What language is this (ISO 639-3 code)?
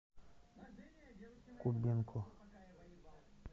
rus